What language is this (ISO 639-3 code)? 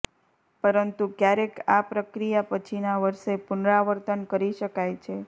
guj